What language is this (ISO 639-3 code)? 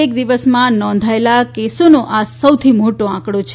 guj